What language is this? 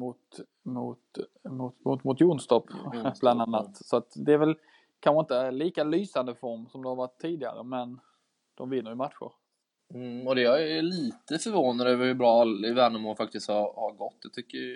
Swedish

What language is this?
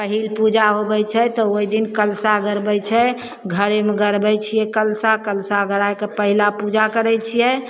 Maithili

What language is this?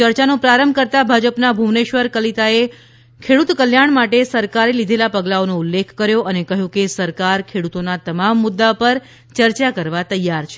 Gujarati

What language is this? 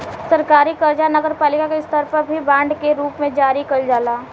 Bhojpuri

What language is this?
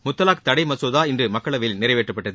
Tamil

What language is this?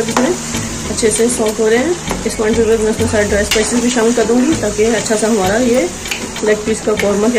Hindi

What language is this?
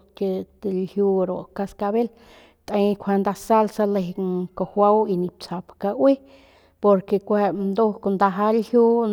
Northern Pame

